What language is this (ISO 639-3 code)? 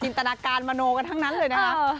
tha